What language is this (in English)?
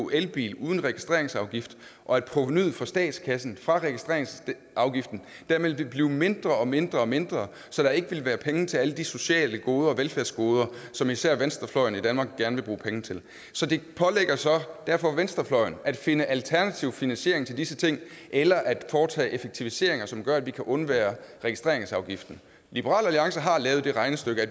Danish